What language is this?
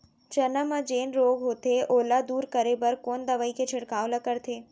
Chhattisgarhi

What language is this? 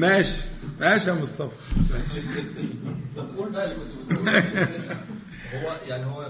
Arabic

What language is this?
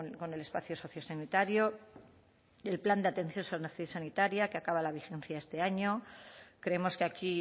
Spanish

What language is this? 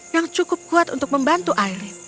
Indonesian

